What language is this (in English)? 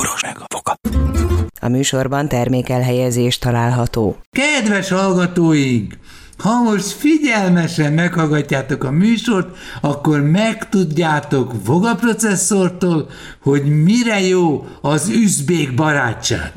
Hungarian